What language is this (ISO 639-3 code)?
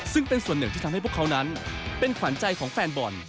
tha